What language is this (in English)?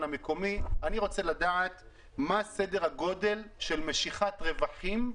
Hebrew